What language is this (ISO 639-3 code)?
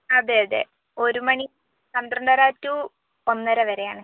mal